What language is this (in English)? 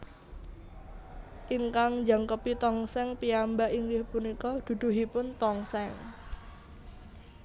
Javanese